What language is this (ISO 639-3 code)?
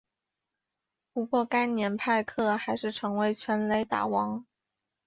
zho